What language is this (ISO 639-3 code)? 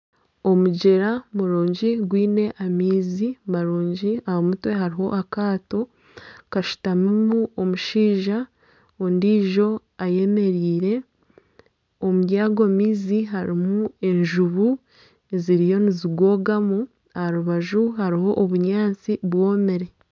nyn